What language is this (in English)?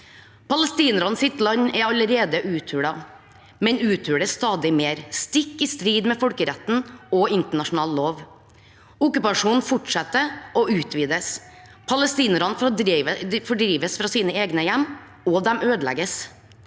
Norwegian